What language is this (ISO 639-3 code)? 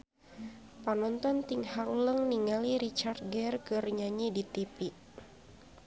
sun